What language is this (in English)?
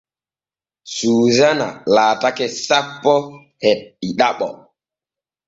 Borgu Fulfulde